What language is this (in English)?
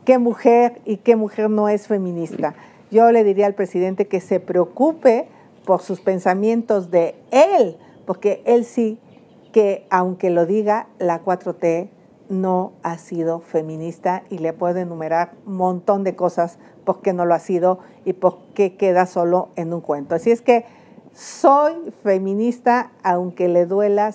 Spanish